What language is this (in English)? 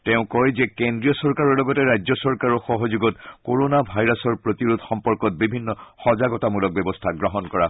Assamese